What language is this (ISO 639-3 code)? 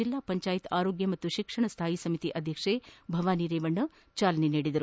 kan